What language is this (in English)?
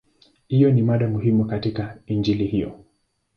Swahili